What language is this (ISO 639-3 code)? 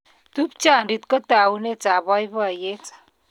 kln